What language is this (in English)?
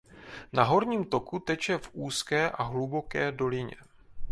Czech